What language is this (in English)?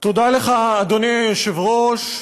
Hebrew